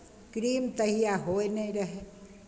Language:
Maithili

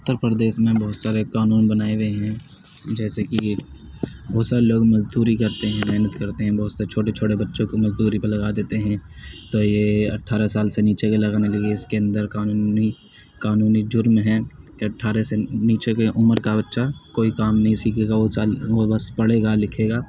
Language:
Urdu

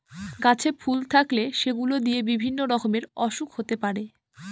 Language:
Bangla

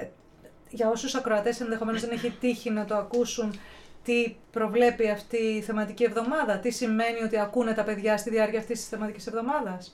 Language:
Greek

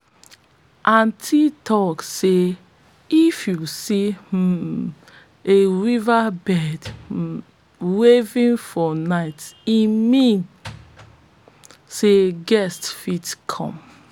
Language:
Nigerian Pidgin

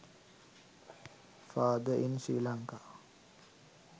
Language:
Sinhala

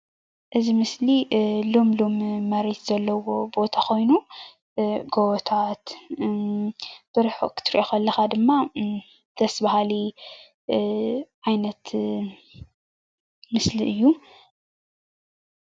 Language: Tigrinya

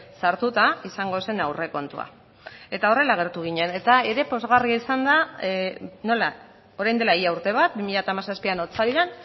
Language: Basque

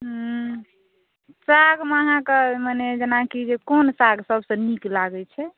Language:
Maithili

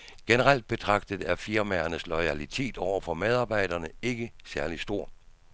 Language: Danish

